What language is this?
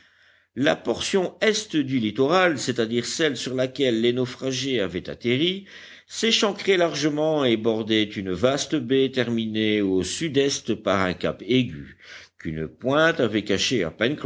French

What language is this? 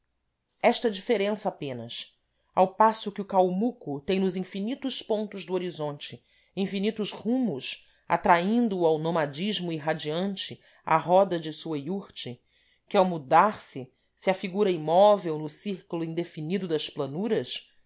Portuguese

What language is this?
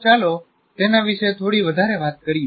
Gujarati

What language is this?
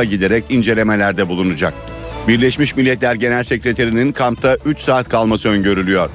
Turkish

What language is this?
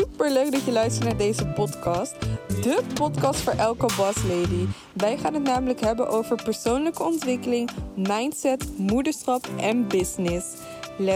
Dutch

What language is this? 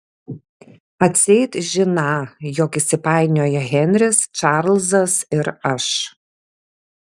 Lithuanian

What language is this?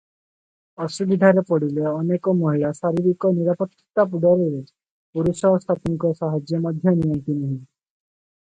Odia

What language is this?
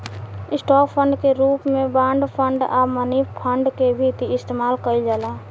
Bhojpuri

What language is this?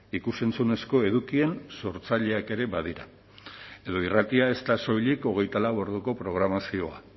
Basque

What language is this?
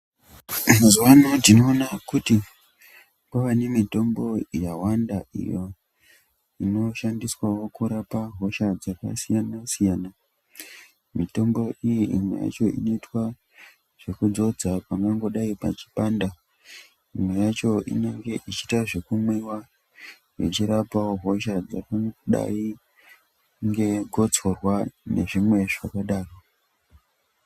Ndau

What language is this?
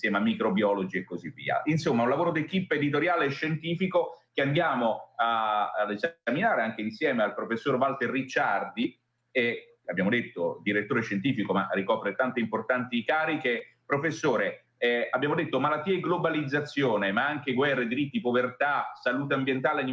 Italian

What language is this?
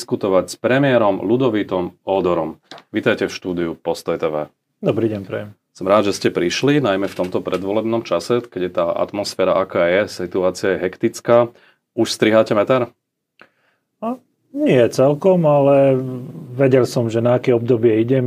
Slovak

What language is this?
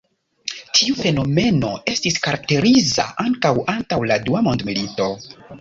Esperanto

